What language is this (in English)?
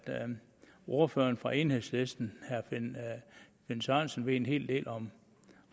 Danish